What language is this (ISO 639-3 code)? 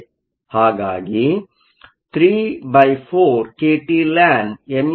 kan